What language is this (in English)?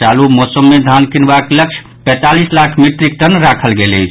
Maithili